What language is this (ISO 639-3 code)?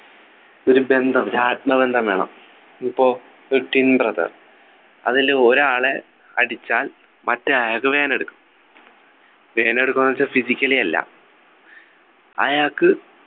mal